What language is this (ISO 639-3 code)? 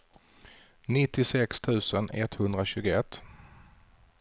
swe